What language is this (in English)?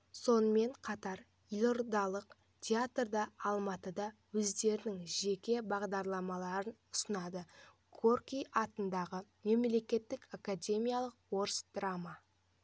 Kazakh